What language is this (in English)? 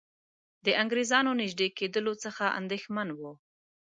Pashto